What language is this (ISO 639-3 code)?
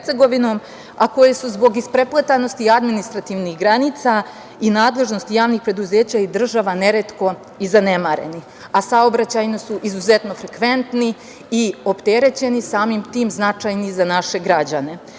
srp